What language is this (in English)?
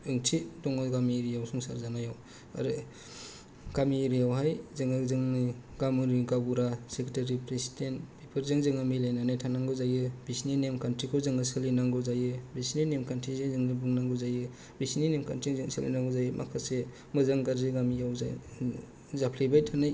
Bodo